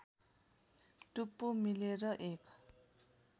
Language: Nepali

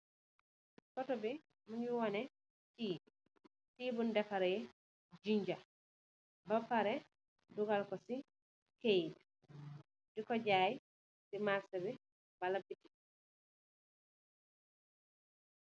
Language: Wolof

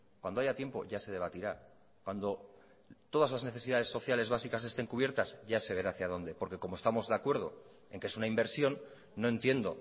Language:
Spanish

